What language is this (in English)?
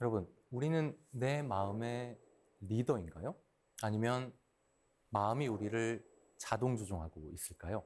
Korean